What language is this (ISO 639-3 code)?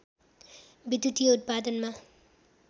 nep